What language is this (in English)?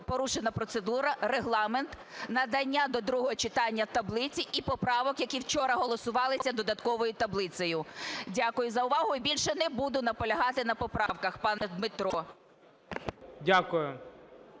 Ukrainian